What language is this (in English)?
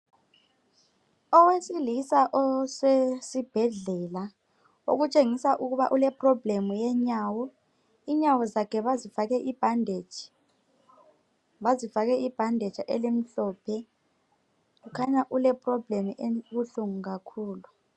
North Ndebele